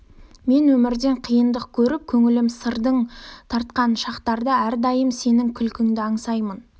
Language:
Kazakh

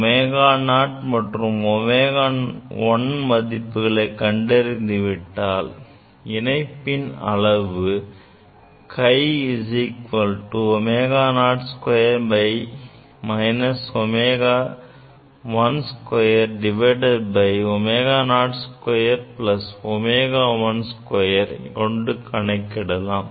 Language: Tamil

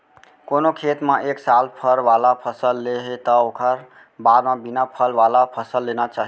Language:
Chhattisgarhi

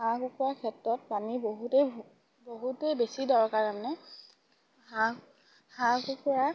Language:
Assamese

